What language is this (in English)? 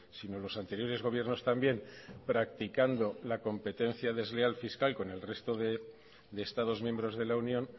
Spanish